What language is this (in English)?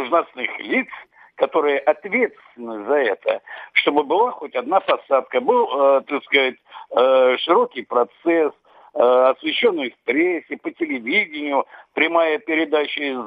Russian